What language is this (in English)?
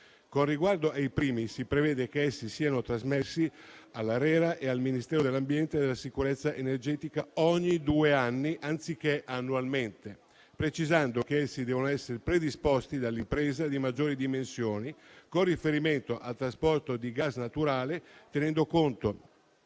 Italian